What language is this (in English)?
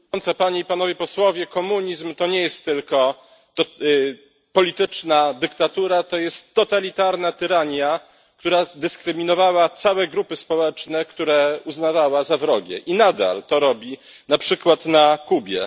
Polish